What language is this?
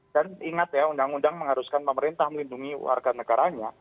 Indonesian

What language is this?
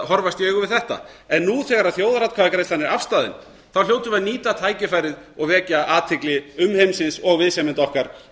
Icelandic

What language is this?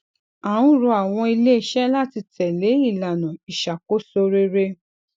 Yoruba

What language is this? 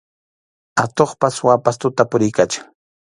Arequipa-La Unión Quechua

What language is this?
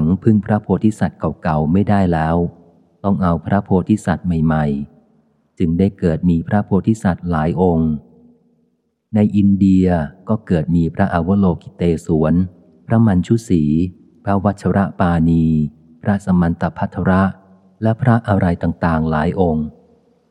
Thai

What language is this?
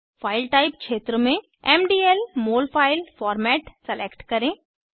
Hindi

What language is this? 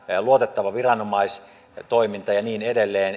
Finnish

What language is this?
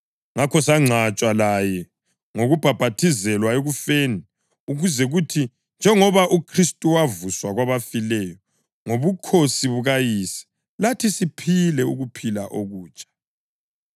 North Ndebele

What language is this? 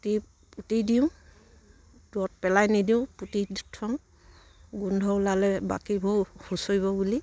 Assamese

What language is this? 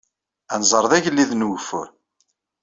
Kabyle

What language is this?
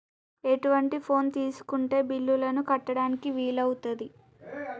Telugu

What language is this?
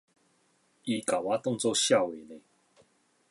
Min Nan Chinese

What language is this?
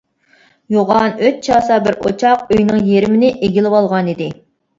Uyghur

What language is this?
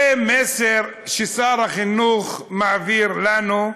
Hebrew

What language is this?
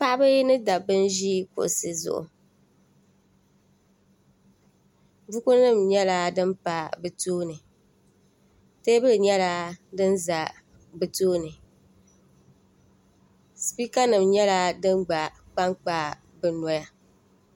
Dagbani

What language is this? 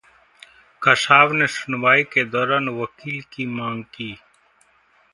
Hindi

